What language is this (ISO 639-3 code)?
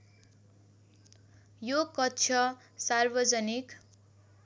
nep